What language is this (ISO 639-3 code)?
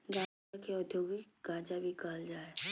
mag